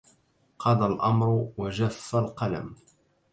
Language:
Arabic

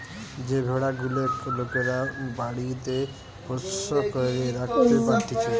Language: Bangla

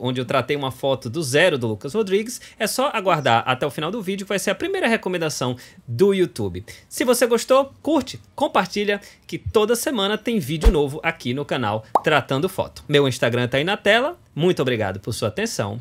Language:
Portuguese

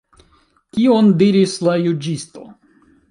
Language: Esperanto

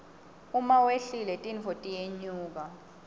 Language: Swati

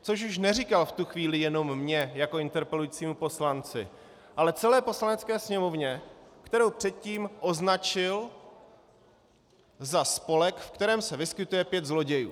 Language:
Czech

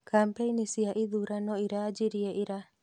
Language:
Kikuyu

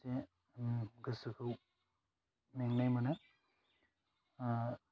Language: Bodo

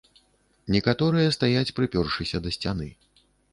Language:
Belarusian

